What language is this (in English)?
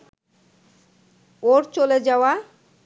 Bangla